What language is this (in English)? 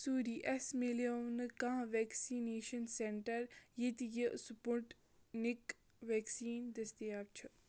Kashmiri